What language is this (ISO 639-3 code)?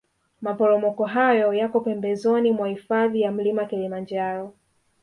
swa